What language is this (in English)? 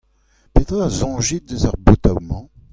Breton